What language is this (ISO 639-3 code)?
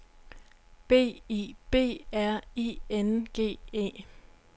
dan